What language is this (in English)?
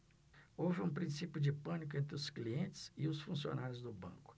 Portuguese